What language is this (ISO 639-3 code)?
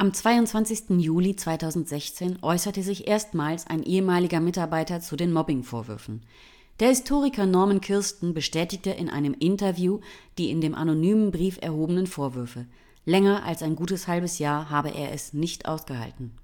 deu